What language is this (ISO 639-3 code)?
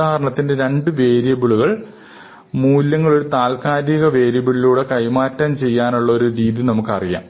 mal